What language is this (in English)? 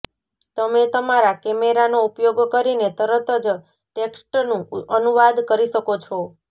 Gujarati